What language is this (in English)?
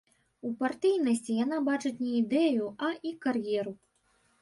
Belarusian